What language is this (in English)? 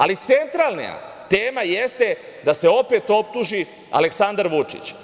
Serbian